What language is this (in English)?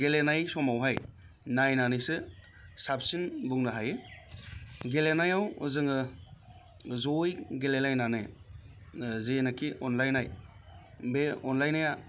Bodo